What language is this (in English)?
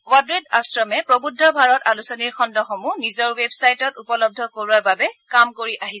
Assamese